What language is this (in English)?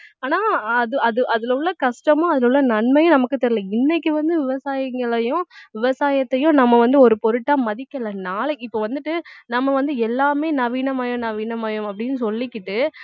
Tamil